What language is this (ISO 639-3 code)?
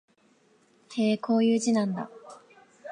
jpn